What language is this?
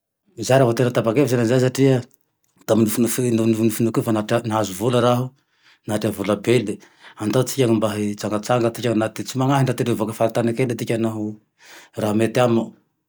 Tandroy-Mahafaly Malagasy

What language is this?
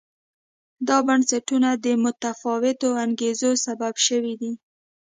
Pashto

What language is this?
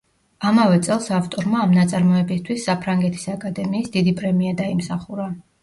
Georgian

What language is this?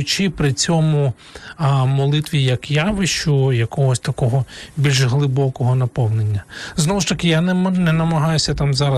Ukrainian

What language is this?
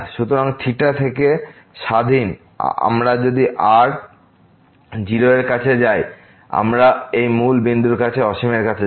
Bangla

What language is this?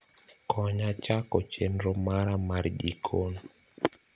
Luo (Kenya and Tanzania)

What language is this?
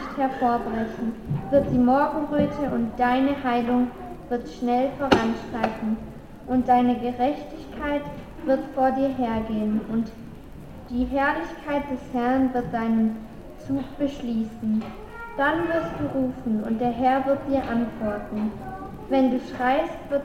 German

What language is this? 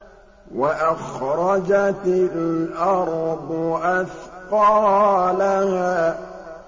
Arabic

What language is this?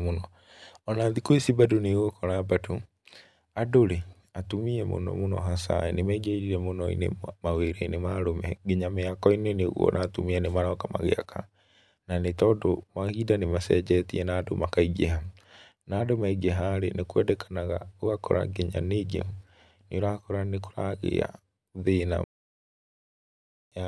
Kikuyu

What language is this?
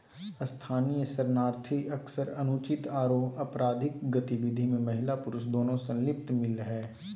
Magahi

